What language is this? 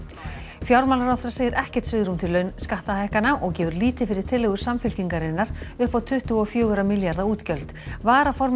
Icelandic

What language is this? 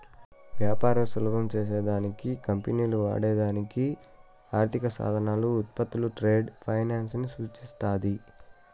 Telugu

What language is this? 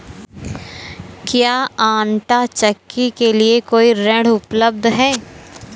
Hindi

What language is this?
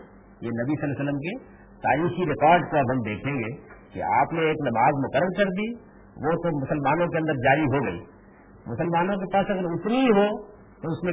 Urdu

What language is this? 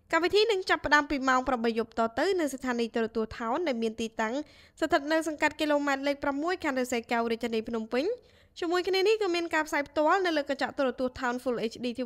Vietnamese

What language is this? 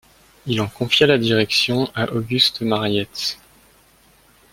French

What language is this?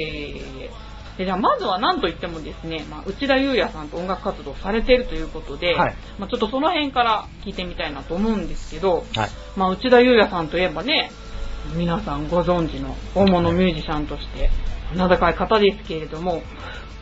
Japanese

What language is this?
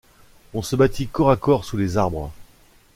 French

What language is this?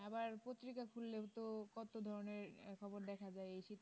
Bangla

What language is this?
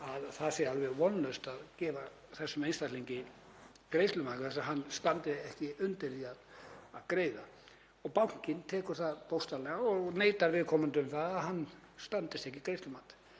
Icelandic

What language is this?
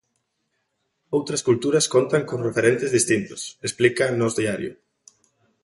Galician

